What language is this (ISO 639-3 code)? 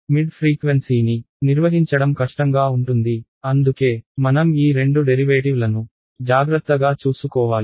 tel